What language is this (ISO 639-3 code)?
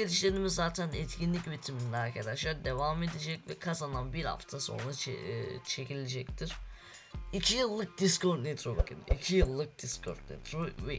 tur